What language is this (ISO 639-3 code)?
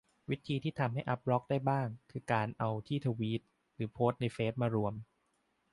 tha